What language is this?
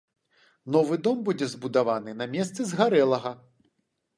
Belarusian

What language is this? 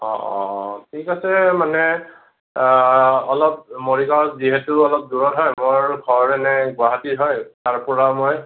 Assamese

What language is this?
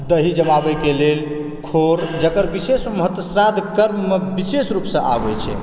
Maithili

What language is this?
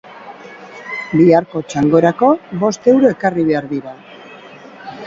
Basque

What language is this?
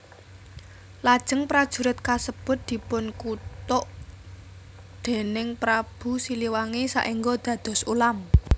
Javanese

